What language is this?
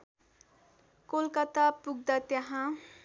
Nepali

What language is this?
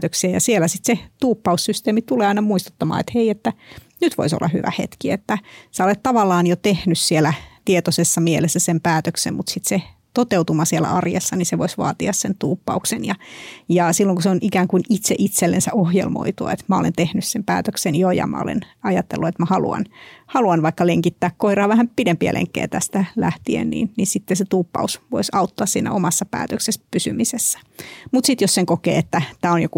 Finnish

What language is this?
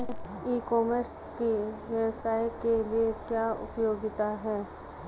Hindi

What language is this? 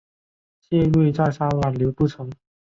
Chinese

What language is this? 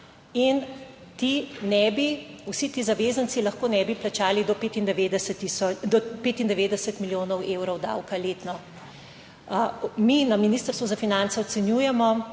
Slovenian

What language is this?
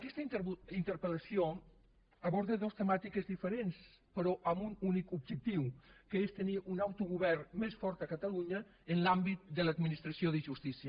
Catalan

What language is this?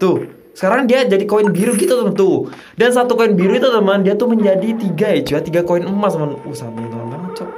Indonesian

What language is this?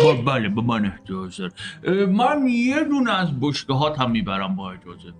Persian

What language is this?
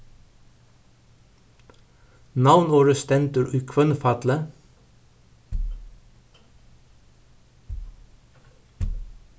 Faroese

